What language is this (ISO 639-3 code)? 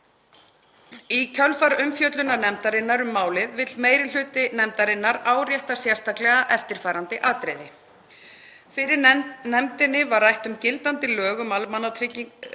isl